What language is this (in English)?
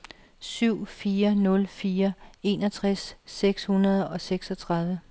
Danish